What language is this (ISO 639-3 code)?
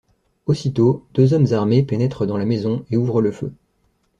fra